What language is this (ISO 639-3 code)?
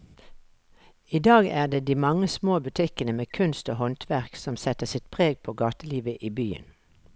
nor